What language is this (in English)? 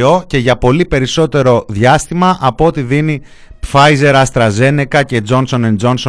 Greek